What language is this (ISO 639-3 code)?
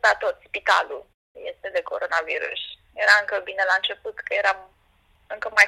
ron